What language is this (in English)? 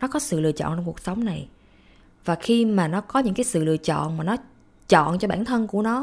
Vietnamese